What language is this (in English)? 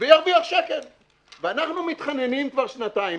Hebrew